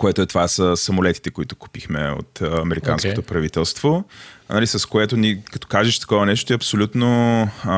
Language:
Bulgarian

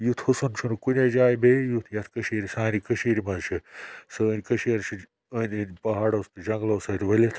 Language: Kashmiri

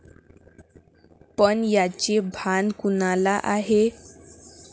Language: Marathi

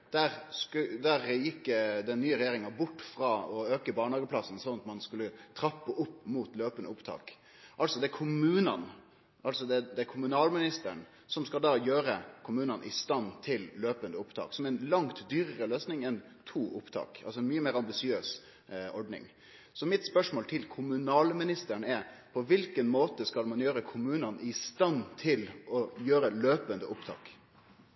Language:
Norwegian Nynorsk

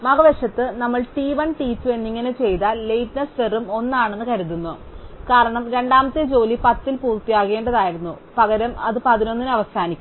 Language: Malayalam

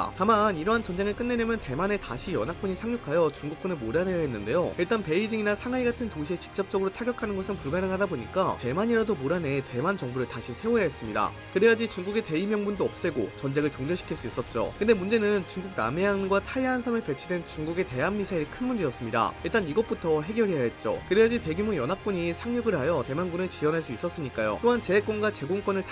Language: Korean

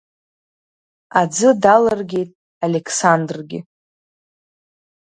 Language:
Abkhazian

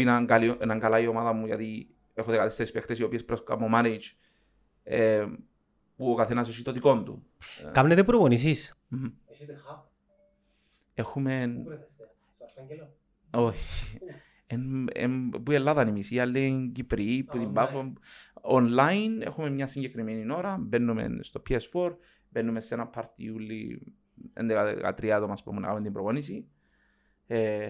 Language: Greek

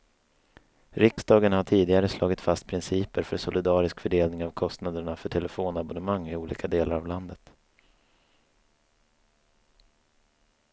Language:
Swedish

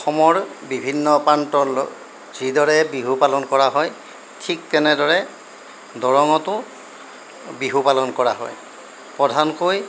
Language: Assamese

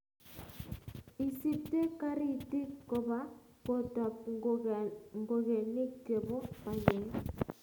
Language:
Kalenjin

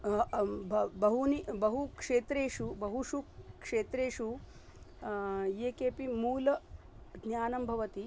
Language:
Sanskrit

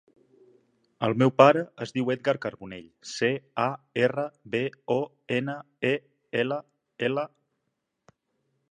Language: Catalan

